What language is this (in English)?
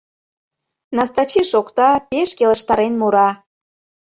Mari